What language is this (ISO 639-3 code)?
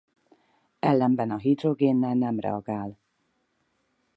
hun